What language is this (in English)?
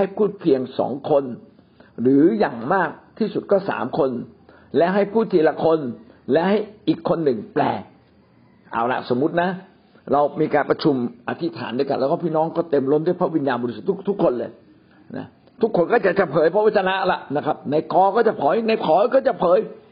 Thai